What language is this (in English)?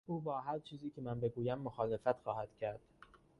Persian